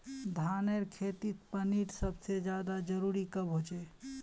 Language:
Magahi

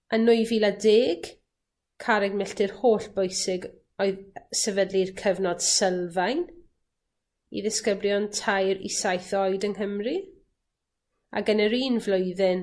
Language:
Welsh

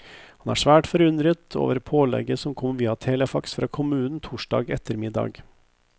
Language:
Norwegian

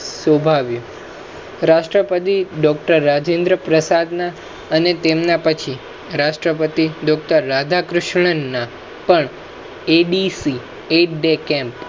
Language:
Gujarati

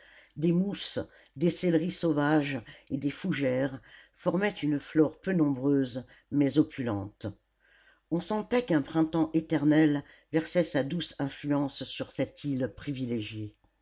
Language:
French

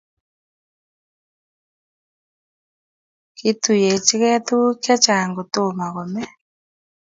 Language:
Kalenjin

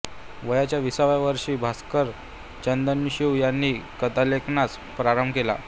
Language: Marathi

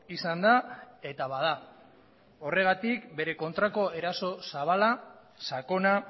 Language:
Basque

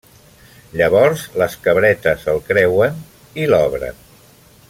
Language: Catalan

